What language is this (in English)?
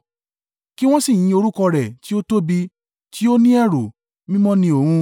Yoruba